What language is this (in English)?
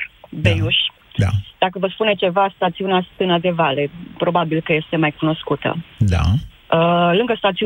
Romanian